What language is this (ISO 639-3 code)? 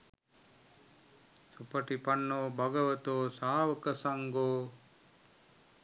sin